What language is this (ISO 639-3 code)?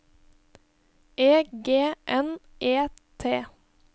nor